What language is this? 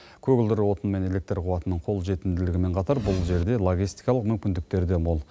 Kazakh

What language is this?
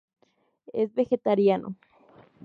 Spanish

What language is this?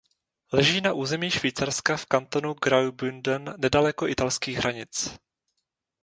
Czech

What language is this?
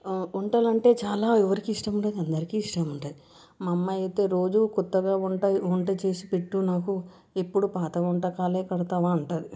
Telugu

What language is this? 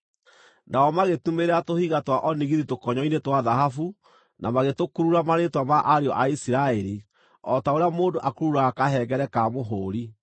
Kikuyu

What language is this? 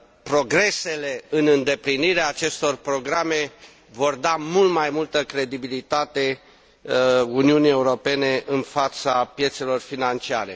Romanian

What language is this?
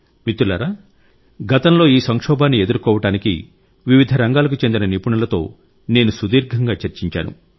Telugu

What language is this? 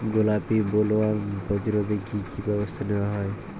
Bangla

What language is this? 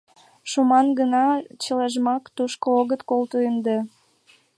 Mari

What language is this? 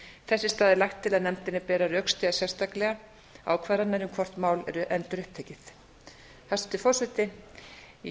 Icelandic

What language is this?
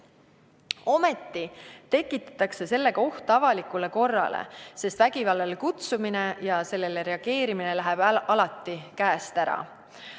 Estonian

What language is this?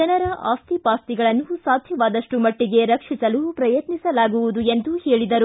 Kannada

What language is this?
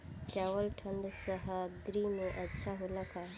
Bhojpuri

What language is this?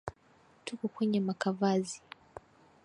Swahili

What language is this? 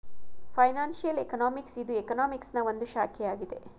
Kannada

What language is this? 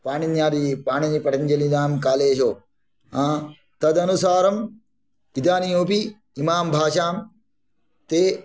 Sanskrit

